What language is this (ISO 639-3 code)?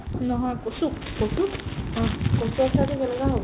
asm